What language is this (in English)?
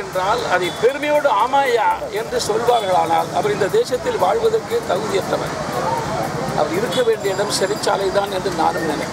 Hindi